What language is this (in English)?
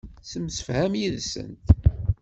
Kabyle